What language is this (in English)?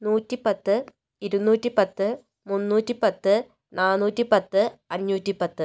Malayalam